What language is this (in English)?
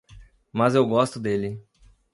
Portuguese